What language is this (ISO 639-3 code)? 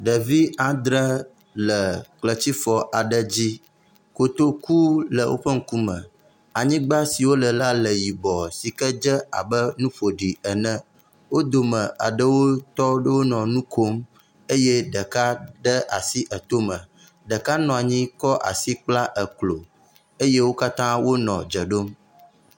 ewe